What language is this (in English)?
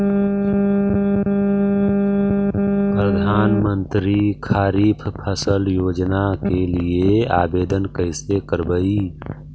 Magahi